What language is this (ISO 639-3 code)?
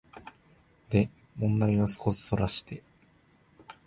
jpn